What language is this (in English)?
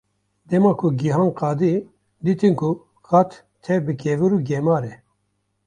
Kurdish